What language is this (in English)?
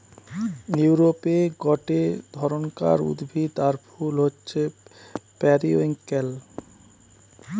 Bangla